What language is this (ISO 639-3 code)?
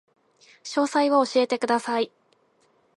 jpn